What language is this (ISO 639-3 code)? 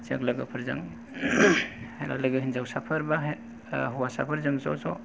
brx